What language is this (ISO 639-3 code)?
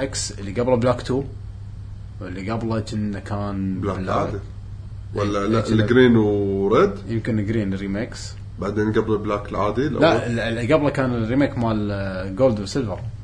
ara